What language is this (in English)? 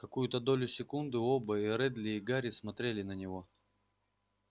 Russian